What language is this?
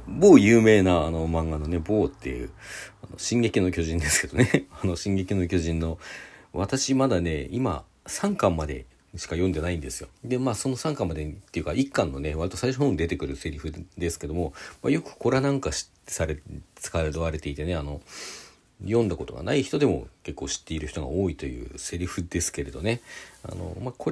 Japanese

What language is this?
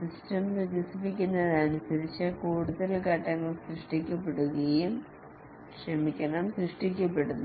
Malayalam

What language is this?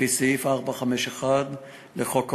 Hebrew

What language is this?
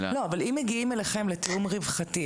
Hebrew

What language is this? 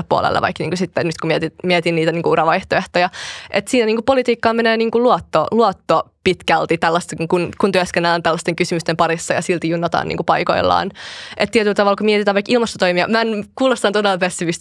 Finnish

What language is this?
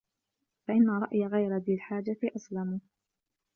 Arabic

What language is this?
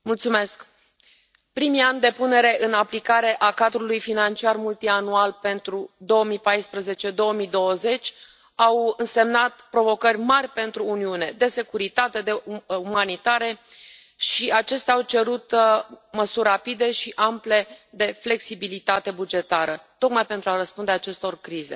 Romanian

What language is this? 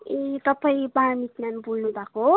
Nepali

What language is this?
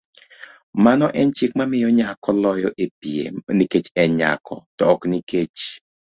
Luo (Kenya and Tanzania)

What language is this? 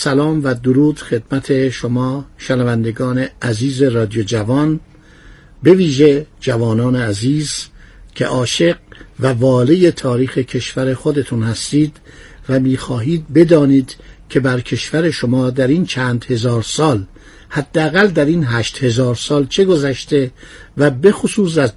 Persian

